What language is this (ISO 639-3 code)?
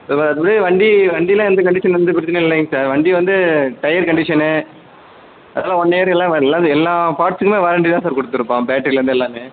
tam